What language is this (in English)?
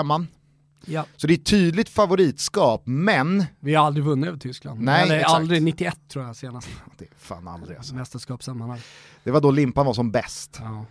Swedish